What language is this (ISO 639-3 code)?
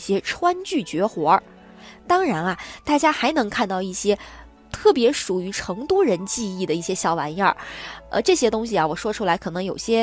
zho